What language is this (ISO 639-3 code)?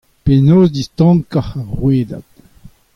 bre